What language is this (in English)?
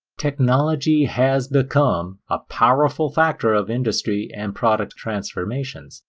English